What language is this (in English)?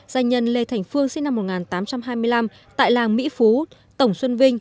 Vietnamese